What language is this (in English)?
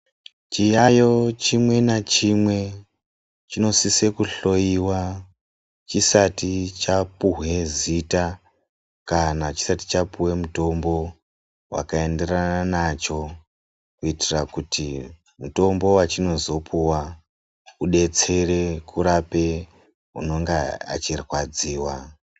Ndau